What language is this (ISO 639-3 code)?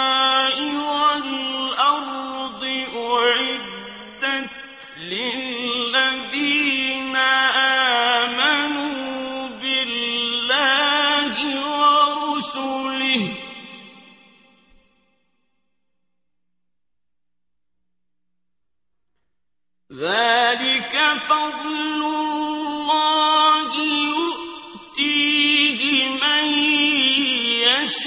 ara